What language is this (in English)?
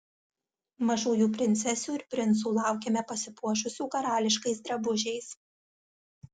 Lithuanian